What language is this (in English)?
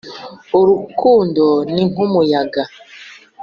Kinyarwanda